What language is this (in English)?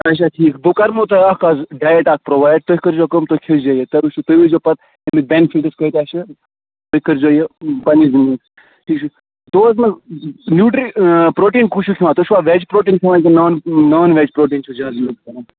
Kashmiri